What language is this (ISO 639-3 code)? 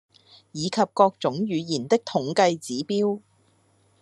yue